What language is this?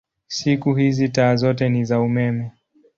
Swahili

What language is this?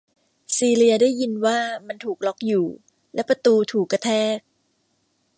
Thai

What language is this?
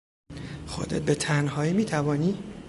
Persian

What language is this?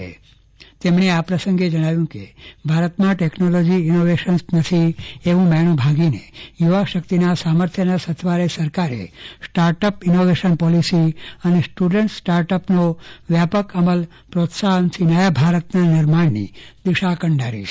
Gujarati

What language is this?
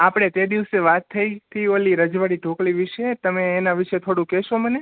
Gujarati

